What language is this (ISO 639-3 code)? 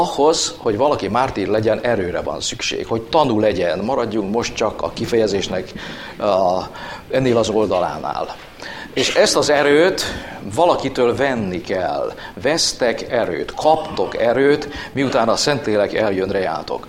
hun